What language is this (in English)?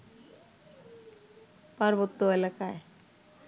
Bangla